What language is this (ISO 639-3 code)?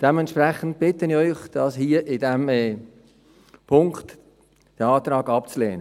gsw